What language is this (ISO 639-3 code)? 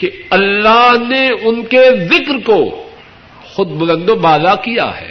urd